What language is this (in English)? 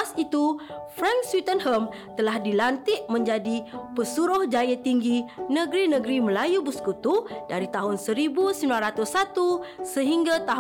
Malay